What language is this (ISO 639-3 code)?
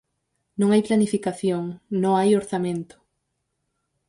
glg